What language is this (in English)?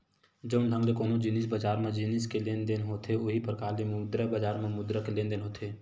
Chhattisgarhi